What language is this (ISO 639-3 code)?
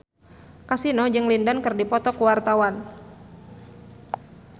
sun